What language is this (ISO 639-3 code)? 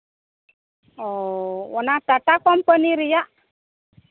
sat